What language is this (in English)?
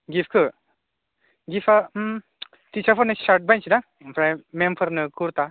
Bodo